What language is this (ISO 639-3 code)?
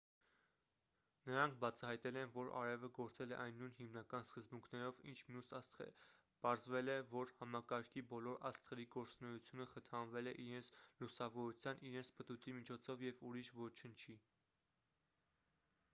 hye